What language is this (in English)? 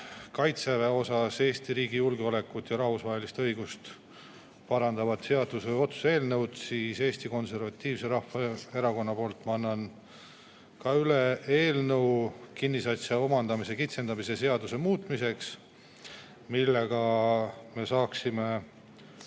Estonian